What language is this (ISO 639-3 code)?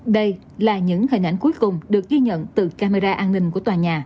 vie